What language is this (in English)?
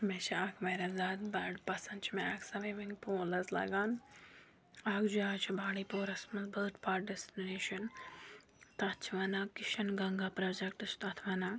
Kashmiri